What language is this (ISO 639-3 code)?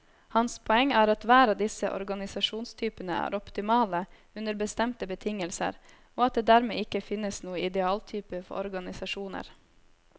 nor